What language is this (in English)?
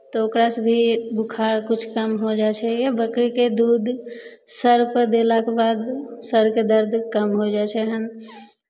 Maithili